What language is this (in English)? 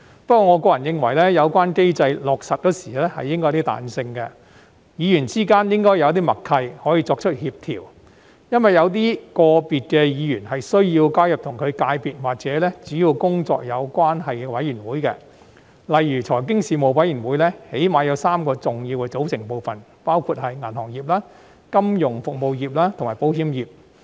Cantonese